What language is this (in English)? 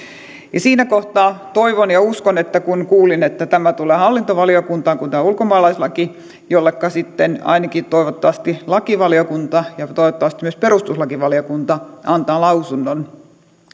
Finnish